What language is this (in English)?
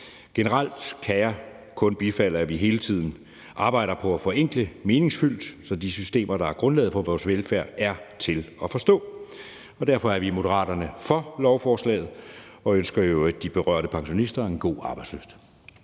Danish